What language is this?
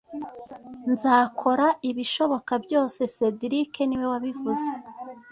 Kinyarwanda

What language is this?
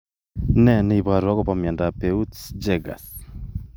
Kalenjin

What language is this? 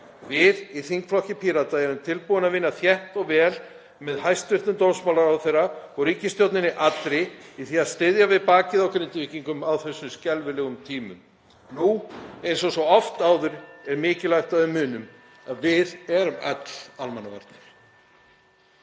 Icelandic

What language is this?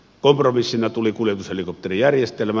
Finnish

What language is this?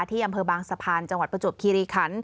Thai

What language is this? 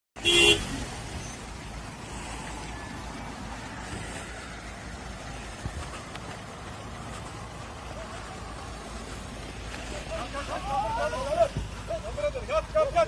Turkish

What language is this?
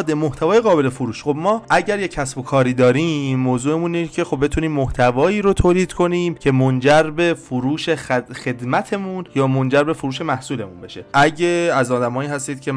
Persian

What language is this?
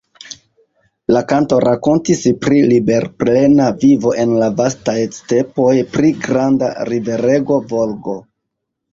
Esperanto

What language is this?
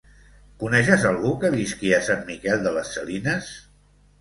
Catalan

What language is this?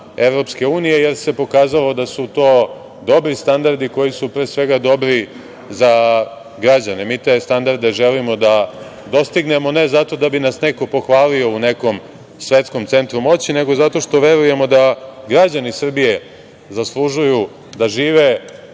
Serbian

